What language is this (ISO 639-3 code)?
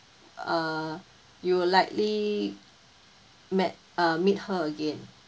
eng